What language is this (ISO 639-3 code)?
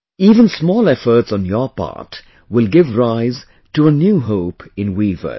eng